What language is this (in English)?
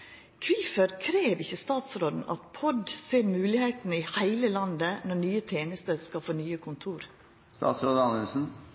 Norwegian Nynorsk